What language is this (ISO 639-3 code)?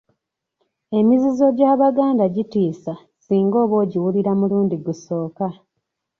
lug